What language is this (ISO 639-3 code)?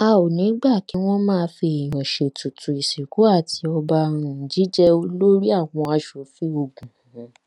yor